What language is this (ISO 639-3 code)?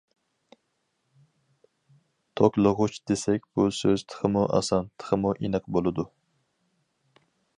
uig